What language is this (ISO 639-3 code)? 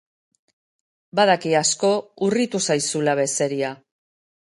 eus